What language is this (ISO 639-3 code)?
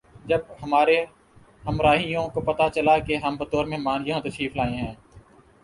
urd